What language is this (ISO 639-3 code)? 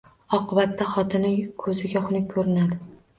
uzb